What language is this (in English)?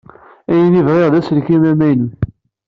Kabyle